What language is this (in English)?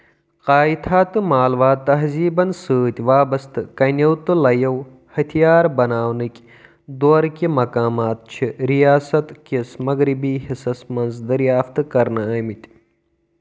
Kashmiri